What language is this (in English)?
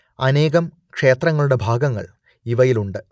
Malayalam